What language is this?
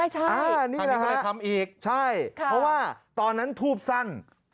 Thai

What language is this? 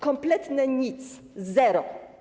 Polish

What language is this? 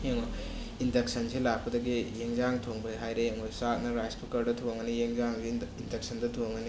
Manipuri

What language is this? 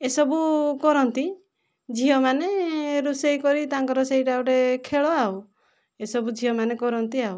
Odia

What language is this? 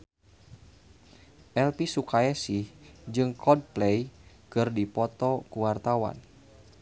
Sundanese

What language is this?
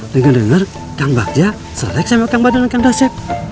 Indonesian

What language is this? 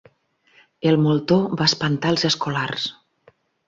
Catalan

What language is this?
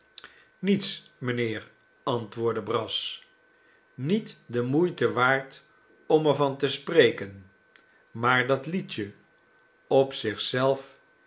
Dutch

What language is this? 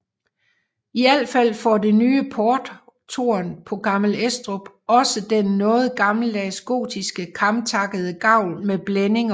Danish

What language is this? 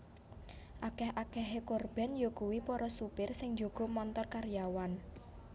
Javanese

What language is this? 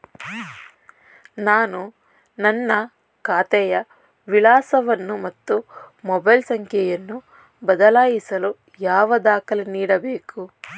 Kannada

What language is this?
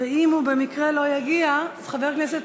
Hebrew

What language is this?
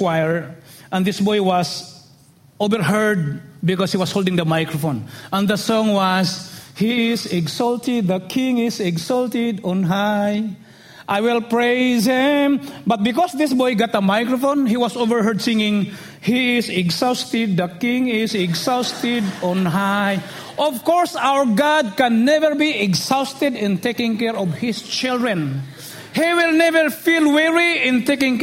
English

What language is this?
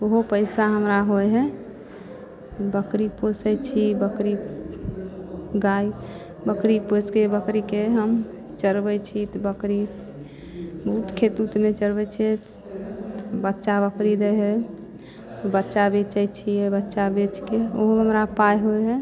Maithili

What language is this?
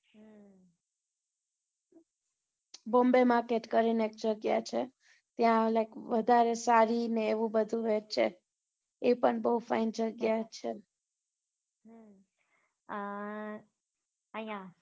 Gujarati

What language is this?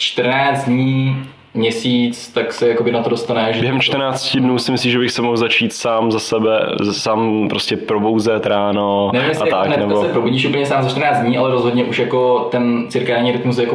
Czech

